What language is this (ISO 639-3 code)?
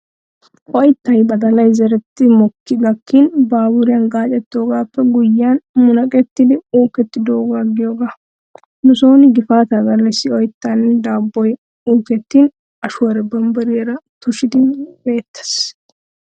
wal